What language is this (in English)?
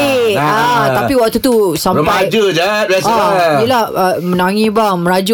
Malay